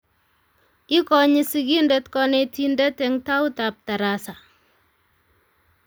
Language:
Kalenjin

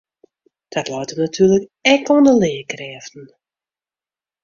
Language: Western Frisian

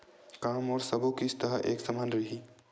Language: Chhattisgarhi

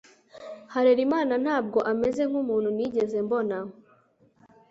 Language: Kinyarwanda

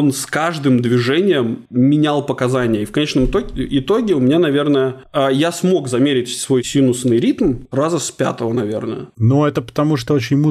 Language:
Russian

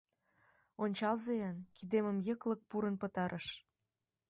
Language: Mari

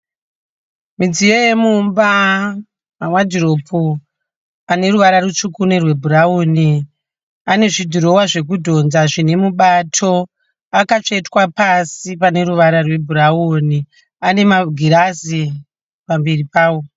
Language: Shona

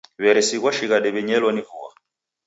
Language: Taita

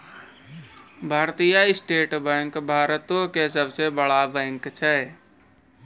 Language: Maithili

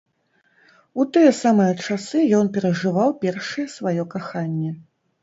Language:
Belarusian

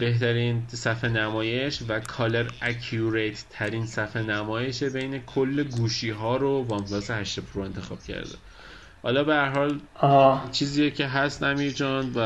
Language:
Persian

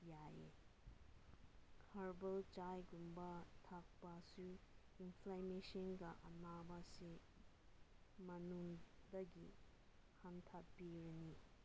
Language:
Manipuri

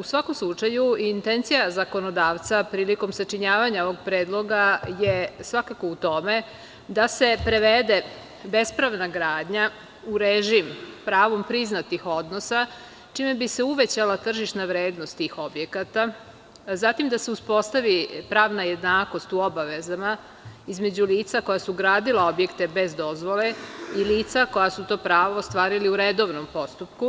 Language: Serbian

